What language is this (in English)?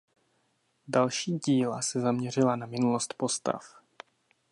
Czech